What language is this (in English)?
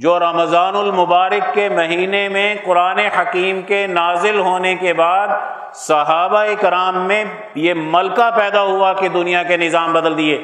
Urdu